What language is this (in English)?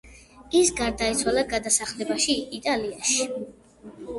Georgian